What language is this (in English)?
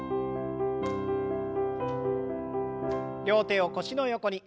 Japanese